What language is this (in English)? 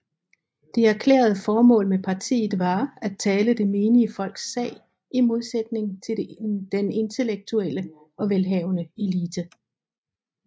Danish